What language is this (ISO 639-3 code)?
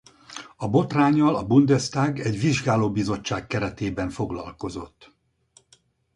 hun